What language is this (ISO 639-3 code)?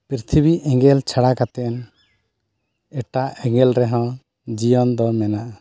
sat